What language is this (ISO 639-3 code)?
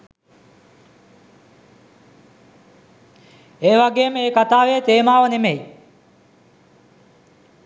sin